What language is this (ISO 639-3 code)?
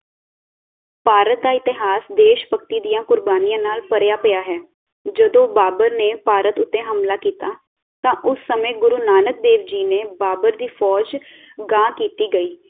pan